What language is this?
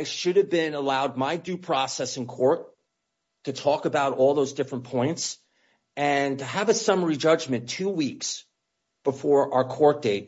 English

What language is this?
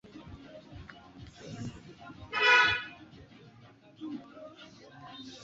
Swahili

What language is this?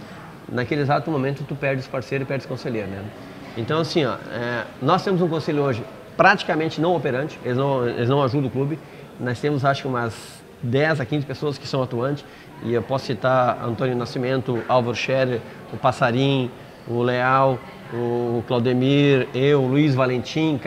Portuguese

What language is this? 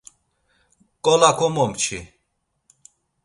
Laz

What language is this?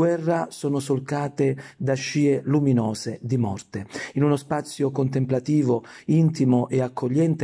Italian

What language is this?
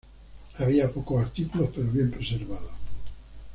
Spanish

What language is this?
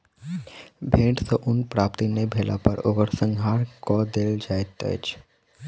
Maithili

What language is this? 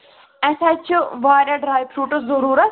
Kashmiri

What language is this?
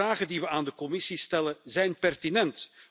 Dutch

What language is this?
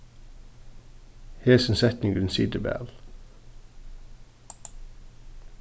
Faroese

